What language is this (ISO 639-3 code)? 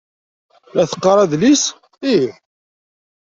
kab